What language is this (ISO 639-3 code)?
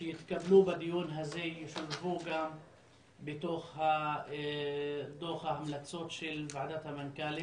heb